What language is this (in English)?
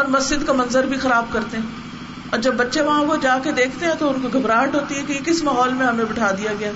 Urdu